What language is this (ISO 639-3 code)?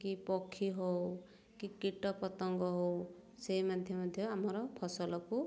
ori